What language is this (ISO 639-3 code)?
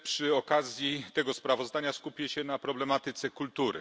pol